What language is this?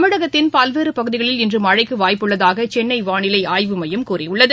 Tamil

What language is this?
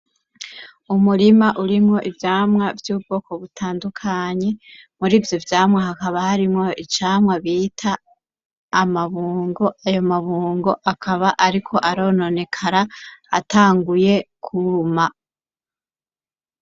Rundi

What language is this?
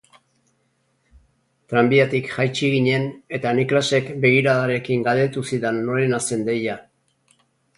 Basque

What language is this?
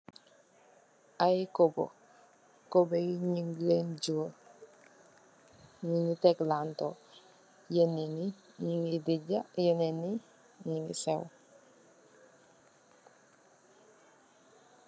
Wolof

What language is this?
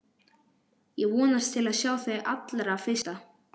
Icelandic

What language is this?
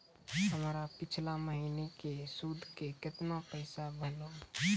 Maithili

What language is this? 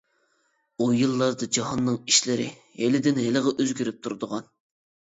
Uyghur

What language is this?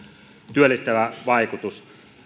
Finnish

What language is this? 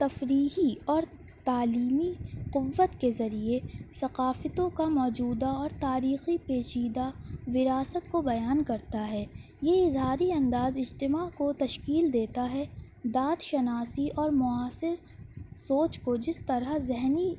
Urdu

